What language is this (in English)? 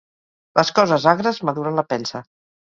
Catalan